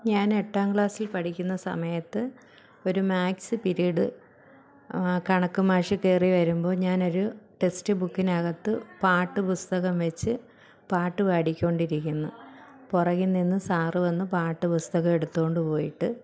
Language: Malayalam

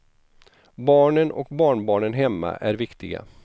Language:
Swedish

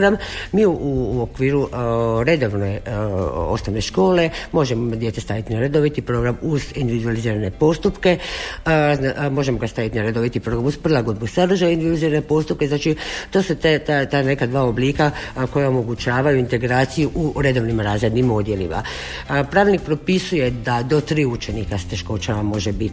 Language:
Croatian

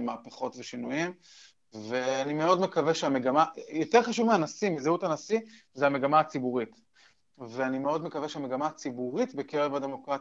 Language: Hebrew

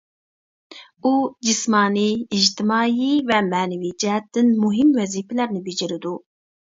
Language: Uyghur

